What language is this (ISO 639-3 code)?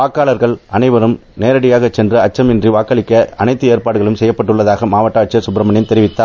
tam